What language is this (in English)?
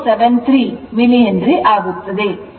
Kannada